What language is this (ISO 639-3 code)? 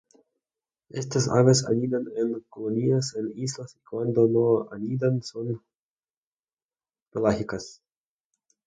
spa